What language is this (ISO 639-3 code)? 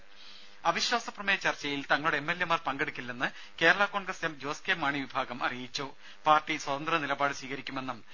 mal